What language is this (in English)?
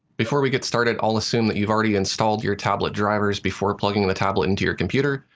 English